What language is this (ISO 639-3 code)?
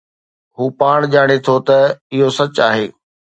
snd